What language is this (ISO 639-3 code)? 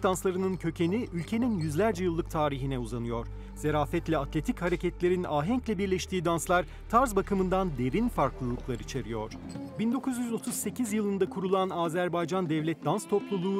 tur